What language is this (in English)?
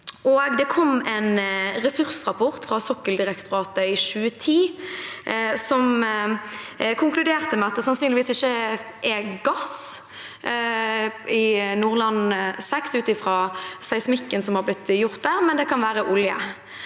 Norwegian